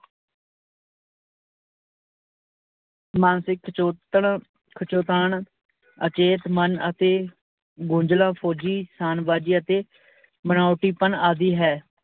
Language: Punjabi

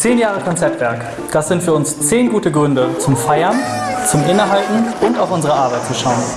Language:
German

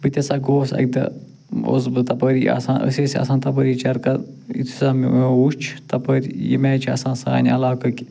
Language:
Kashmiri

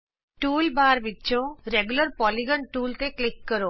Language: Punjabi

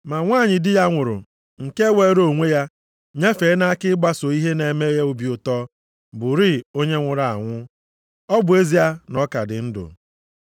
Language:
Igbo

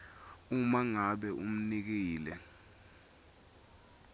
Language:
Swati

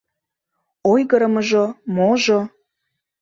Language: Mari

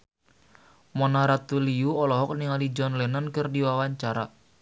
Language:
Sundanese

